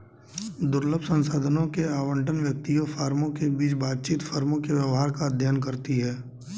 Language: Hindi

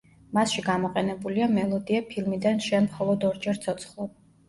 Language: Georgian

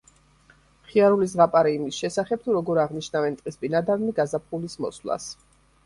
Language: Georgian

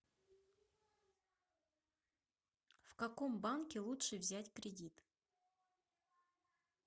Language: Russian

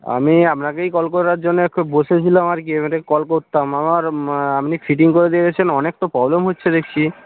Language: Bangla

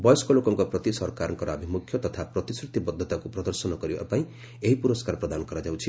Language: Odia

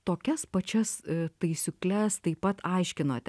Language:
Lithuanian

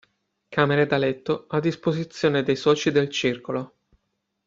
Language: Italian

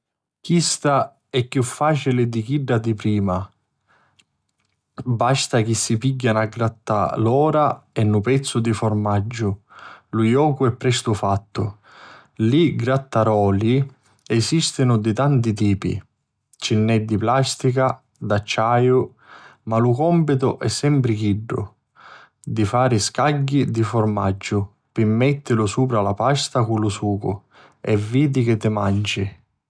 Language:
Sicilian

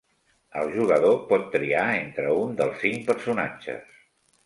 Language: Catalan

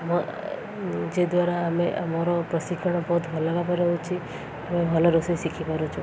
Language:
Odia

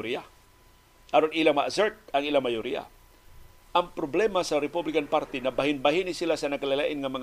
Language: Filipino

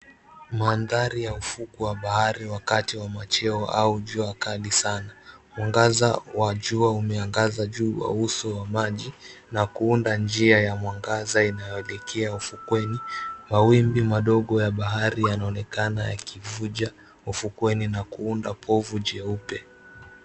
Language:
Swahili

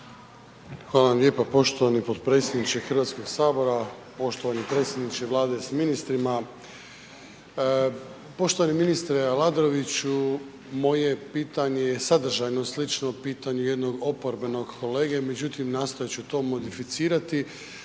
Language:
Croatian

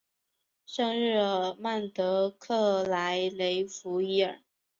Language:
Chinese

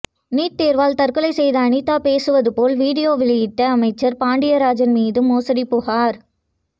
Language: Tamil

